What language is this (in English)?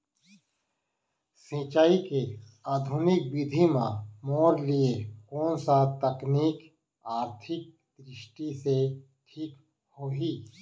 Chhattisgarhi